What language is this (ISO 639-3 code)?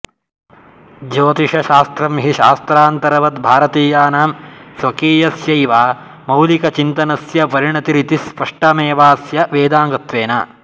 san